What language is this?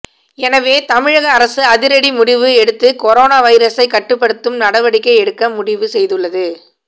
Tamil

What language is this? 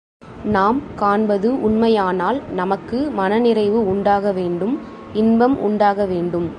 Tamil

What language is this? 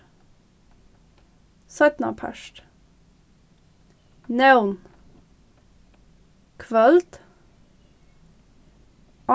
Faroese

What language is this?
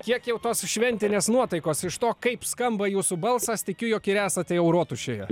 Lithuanian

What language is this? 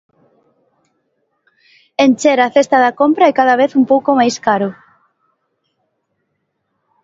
Galician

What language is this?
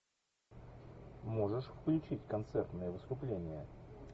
Russian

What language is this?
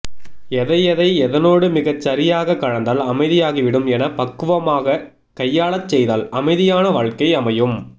Tamil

